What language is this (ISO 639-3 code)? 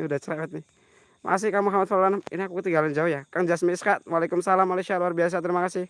ind